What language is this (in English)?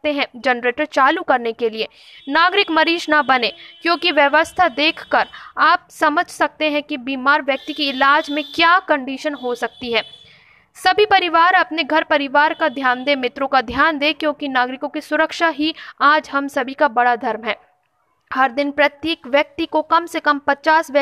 Hindi